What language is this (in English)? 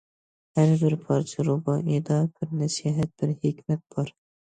Uyghur